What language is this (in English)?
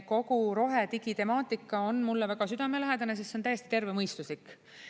Estonian